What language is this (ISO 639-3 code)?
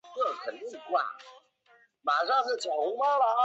zho